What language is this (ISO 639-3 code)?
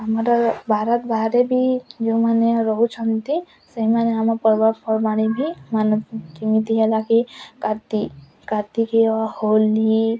ori